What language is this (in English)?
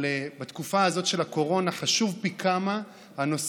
Hebrew